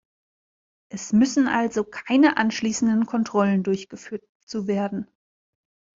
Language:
German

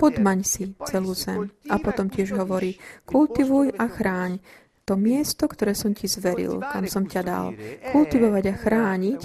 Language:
Slovak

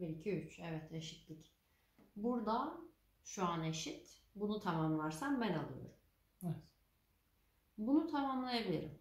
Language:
Turkish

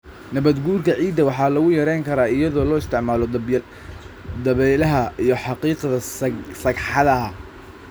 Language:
Somali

